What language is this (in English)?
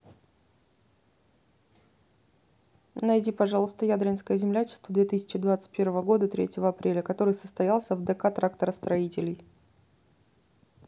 Russian